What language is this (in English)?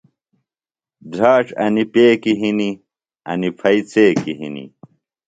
Phalura